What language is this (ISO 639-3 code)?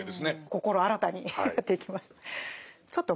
jpn